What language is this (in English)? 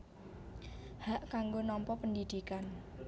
Javanese